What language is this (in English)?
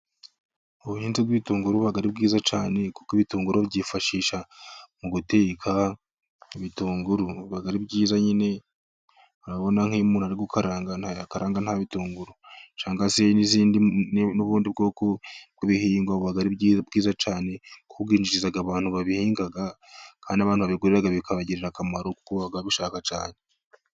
Kinyarwanda